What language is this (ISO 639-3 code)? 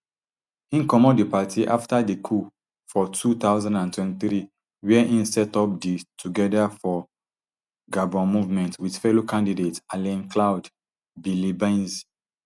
pcm